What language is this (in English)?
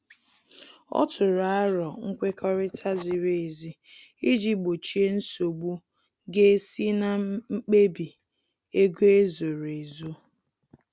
Igbo